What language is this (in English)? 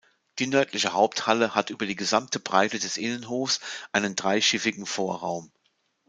German